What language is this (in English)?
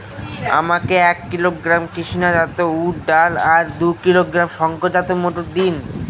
Bangla